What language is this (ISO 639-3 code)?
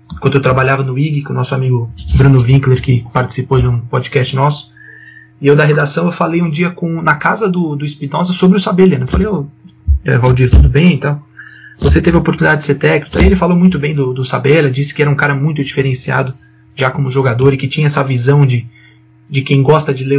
por